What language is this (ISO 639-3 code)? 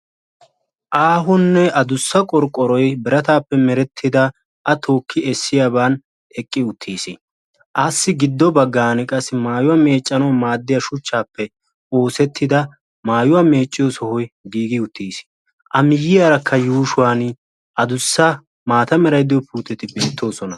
wal